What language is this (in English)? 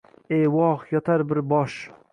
Uzbek